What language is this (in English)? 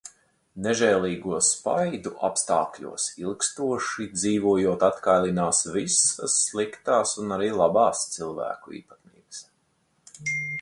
Latvian